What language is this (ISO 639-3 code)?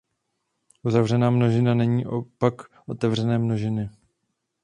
ces